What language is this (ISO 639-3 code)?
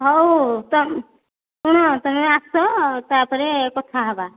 ori